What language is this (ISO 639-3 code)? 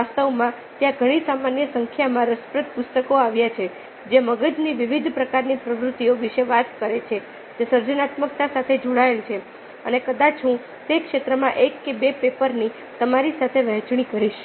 guj